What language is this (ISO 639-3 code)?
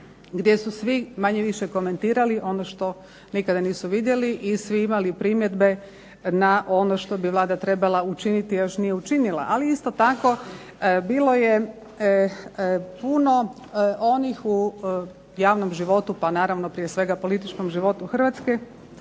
hrv